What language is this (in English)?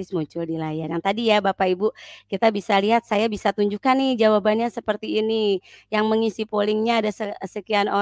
Indonesian